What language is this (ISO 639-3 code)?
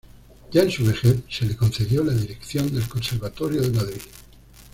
spa